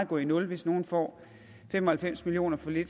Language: Danish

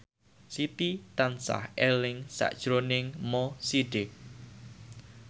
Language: Javanese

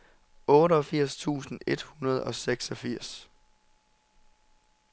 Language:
Danish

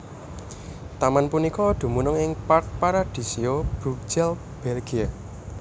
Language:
Javanese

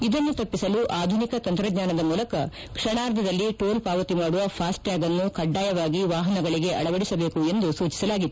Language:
Kannada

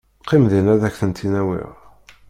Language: Kabyle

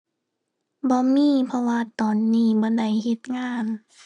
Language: Thai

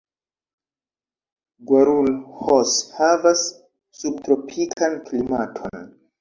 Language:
Esperanto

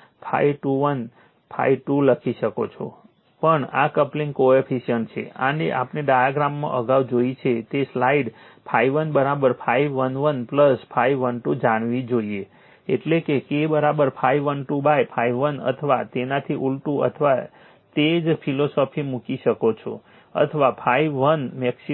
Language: Gujarati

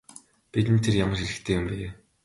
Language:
Mongolian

